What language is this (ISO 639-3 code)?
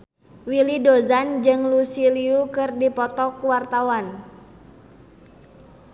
sun